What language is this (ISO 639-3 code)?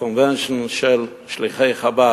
heb